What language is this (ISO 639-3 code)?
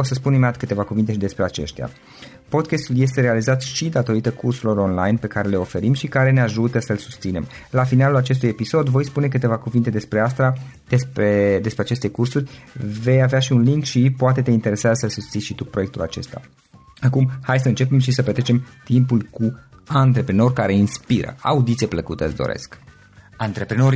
ron